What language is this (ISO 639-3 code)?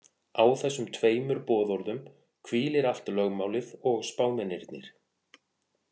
isl